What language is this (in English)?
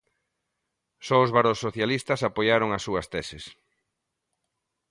Galician